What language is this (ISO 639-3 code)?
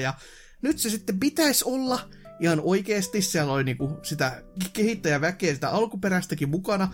fin